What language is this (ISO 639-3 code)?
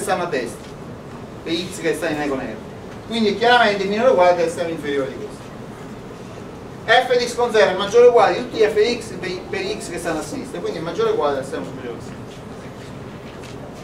ita